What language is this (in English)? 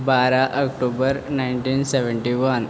Konkani